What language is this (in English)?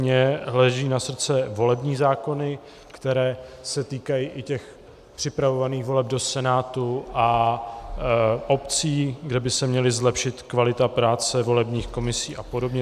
Czech